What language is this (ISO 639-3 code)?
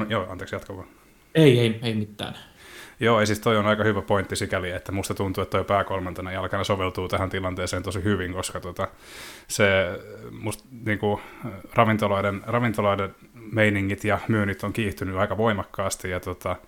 fin